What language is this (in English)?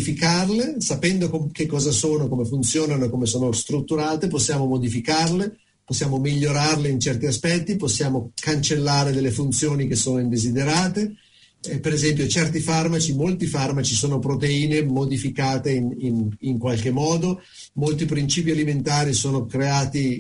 Italian